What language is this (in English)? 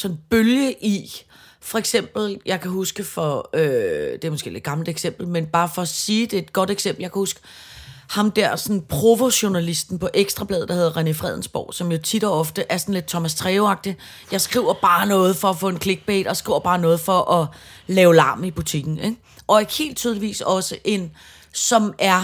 Danish